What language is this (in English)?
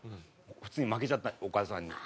Japanese